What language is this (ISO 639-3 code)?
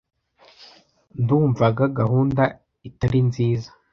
kin